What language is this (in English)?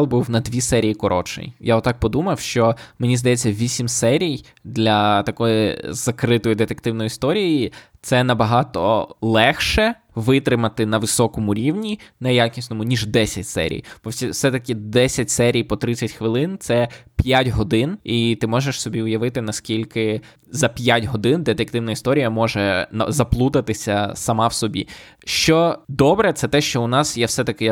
Ukrainian